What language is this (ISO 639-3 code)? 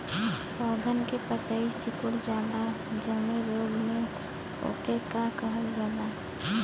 bho